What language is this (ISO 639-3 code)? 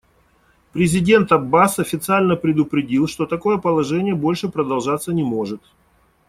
rus